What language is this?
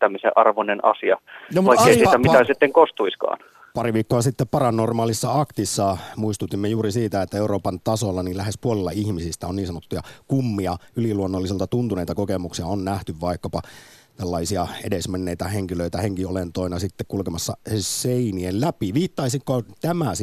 Finnish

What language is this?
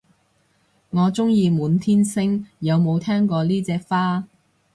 Cantonese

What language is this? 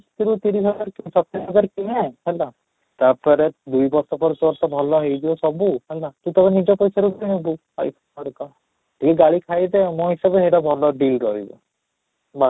Odia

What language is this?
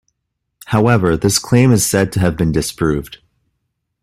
English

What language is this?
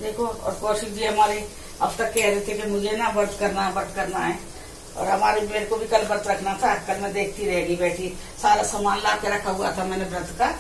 Hindi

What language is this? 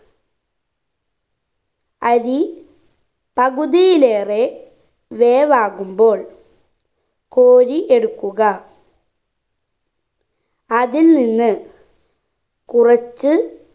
Malayalam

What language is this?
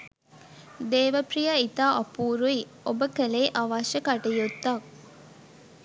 Sinhala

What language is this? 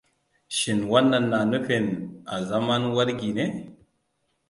Hausa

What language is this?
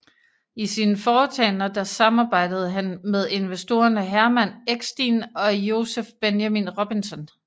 Danish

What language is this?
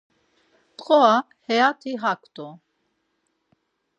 Laz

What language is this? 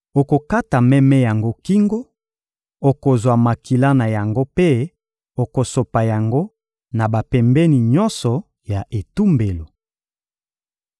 Lingala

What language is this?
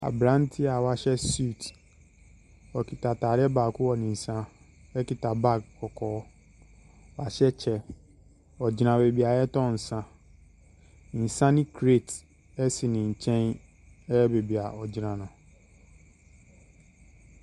Akan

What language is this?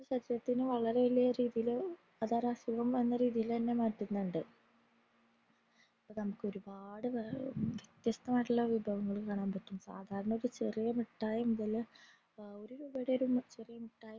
Malayalam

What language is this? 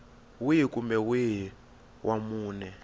Tsonga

